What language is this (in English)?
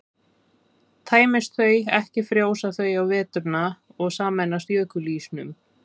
Icelandic